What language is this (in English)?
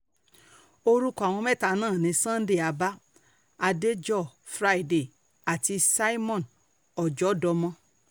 Yoruba